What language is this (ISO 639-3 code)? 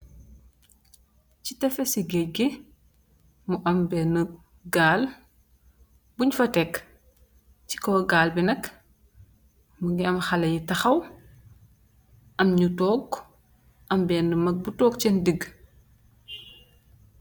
wol